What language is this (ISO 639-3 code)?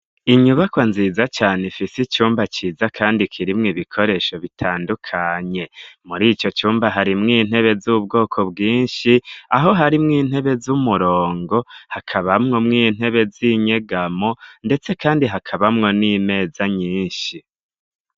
run